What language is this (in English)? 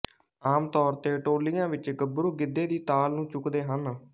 Punjabi